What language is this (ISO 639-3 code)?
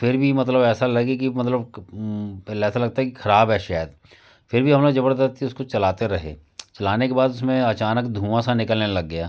hin